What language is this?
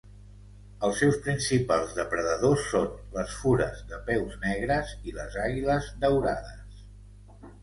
Catalan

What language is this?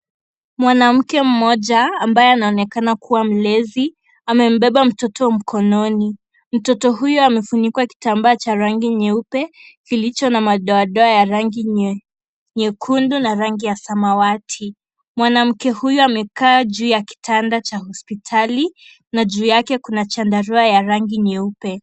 Swahili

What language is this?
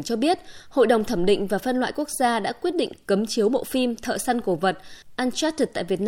Vietnamese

